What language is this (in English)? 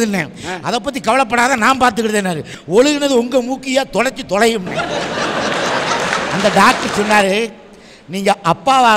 Korean